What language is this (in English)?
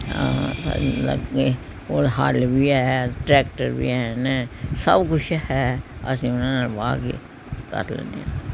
Punjabi